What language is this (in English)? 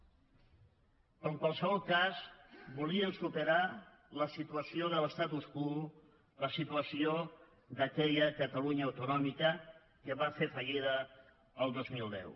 Catalan